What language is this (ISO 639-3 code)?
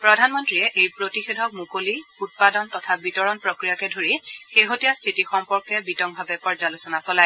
asm